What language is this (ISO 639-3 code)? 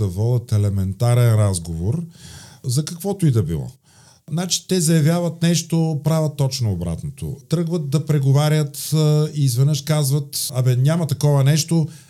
bul